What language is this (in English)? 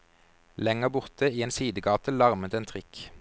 Norwegian